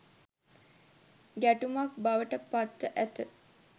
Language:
Sinhala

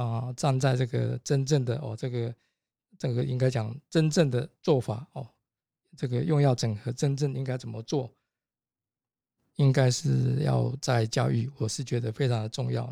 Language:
Chinese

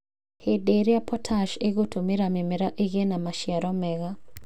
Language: Kikuyu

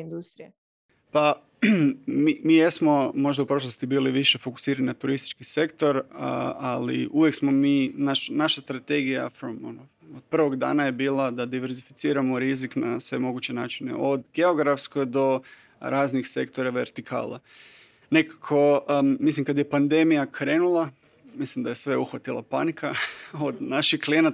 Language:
Croatian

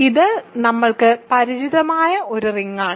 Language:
Malayalam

